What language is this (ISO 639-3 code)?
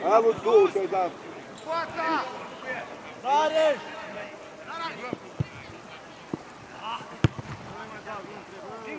ron